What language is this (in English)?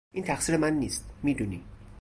Persian